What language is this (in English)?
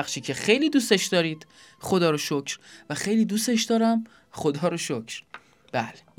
Persian